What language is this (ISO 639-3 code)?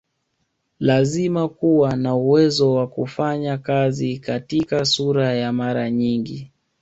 swa